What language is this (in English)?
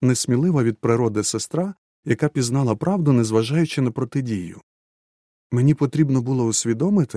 Ukrainian